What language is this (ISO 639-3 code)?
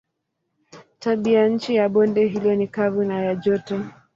swa